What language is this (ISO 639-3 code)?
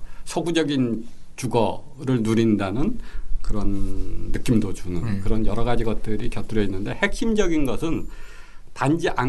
kor